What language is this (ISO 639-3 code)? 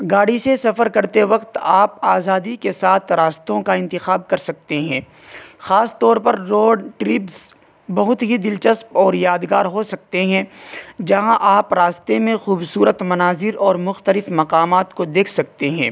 urd